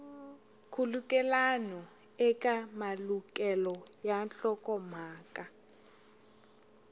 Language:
Tsonga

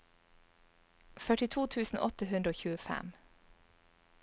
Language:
Norwegian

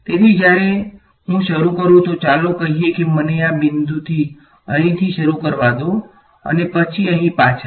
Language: Gujarati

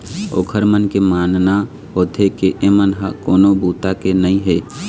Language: Chhattisgarhi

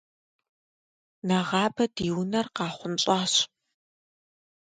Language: Kabardian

